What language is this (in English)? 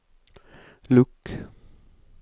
Norwegian